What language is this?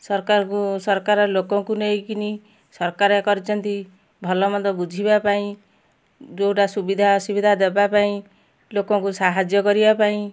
Odia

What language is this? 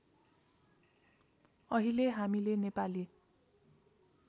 Nepali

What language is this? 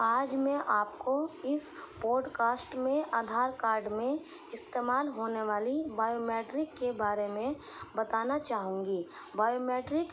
Urdu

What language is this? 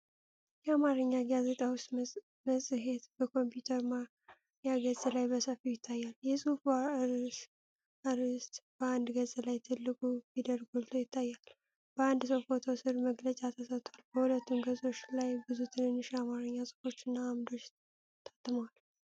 Amharic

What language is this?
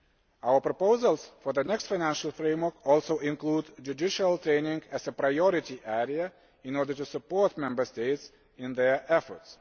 English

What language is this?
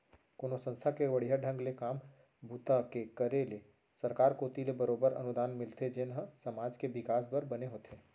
Chhattisgarhi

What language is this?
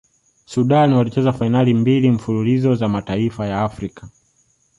Swahili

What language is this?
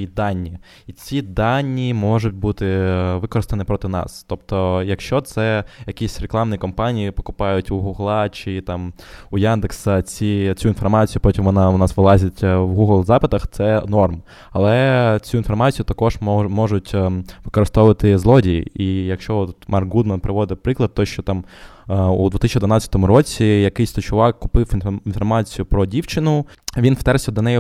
Ukrainian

